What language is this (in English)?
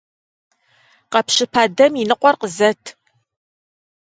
Kabardian